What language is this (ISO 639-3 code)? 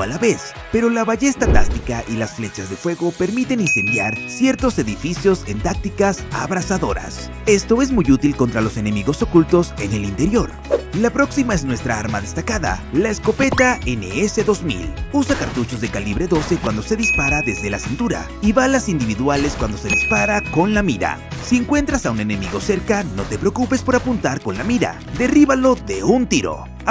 spa